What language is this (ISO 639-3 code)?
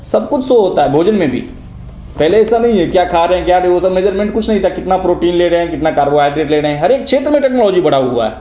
hin